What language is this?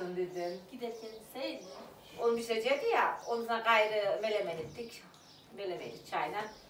Turkish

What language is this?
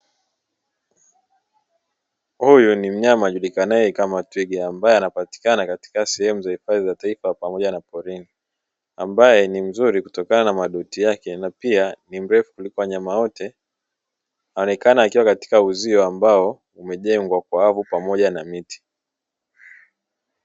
Swahili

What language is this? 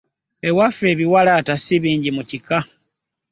Ganda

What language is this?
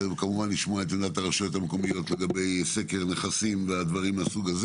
Hebrew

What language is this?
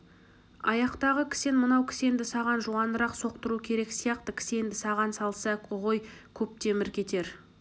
Kazakh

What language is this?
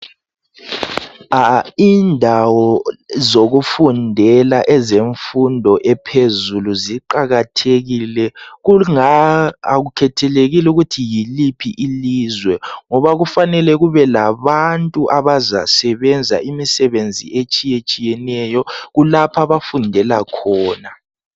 North Ndebele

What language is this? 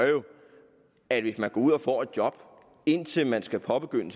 Danish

